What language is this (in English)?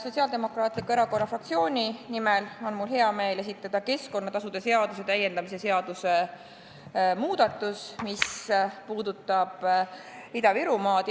Estonian